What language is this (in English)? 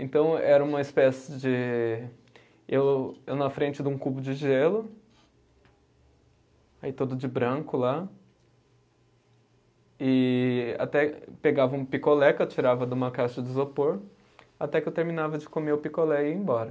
Portuguese